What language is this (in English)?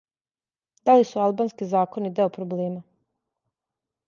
Serbian